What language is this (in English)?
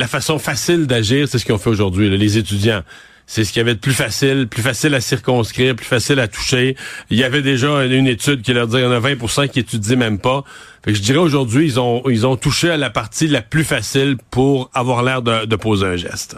French